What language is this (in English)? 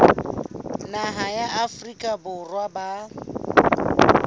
Southern Sotho